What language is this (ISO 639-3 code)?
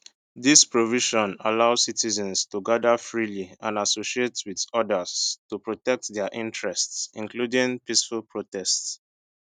pcm